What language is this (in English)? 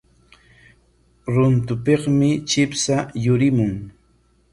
Corongo Ancash Quechua